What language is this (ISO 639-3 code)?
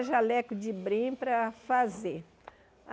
por